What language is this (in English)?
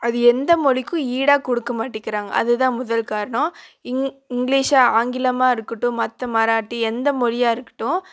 Tamil